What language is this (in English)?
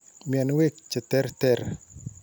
Kalenjin